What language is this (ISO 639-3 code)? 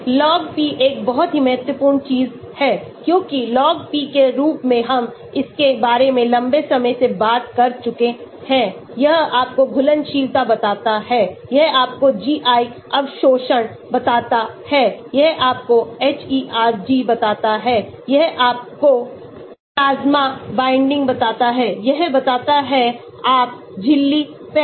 hin